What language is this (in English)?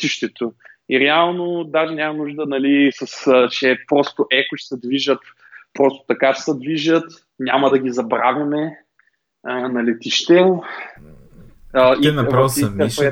Bulgarian